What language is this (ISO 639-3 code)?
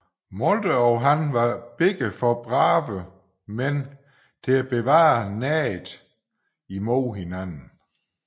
dan